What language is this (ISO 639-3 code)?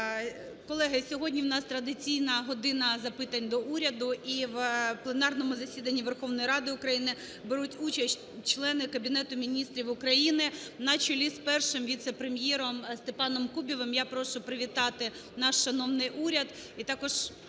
ukr